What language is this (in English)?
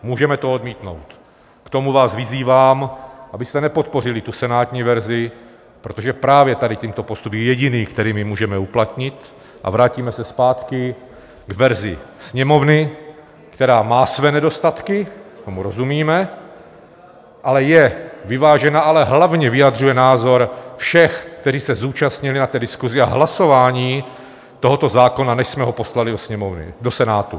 Czech